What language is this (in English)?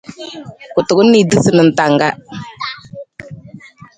Nawdm